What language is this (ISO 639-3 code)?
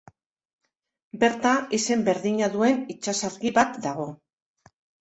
eus